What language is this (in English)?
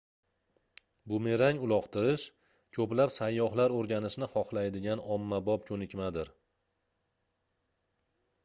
Uzbek